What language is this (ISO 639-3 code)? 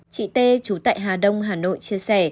vie